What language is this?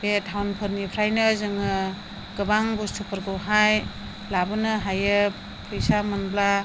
Bodo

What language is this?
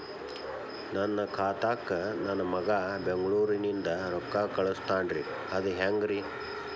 Kannada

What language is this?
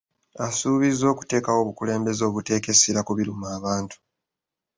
Ganda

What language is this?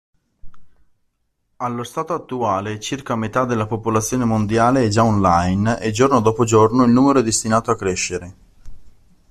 Italian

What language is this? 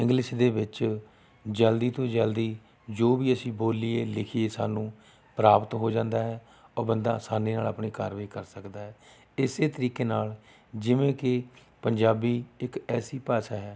Punjabi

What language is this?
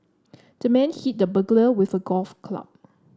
English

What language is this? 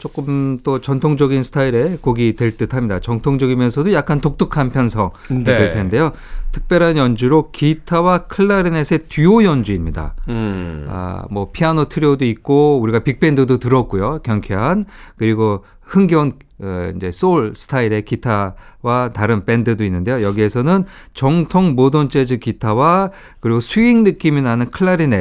Korean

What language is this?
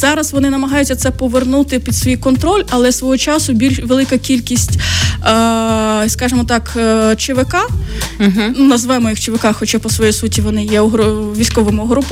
Ukrainian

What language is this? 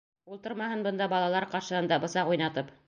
Bashkir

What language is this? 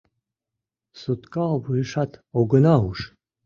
Mari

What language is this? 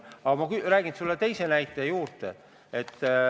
Estonian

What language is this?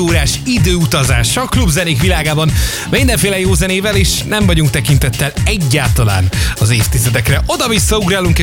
Hungarian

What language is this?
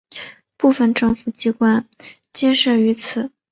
Chinese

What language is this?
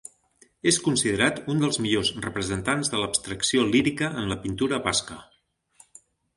Catalan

